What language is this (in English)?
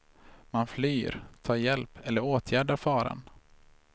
Swedish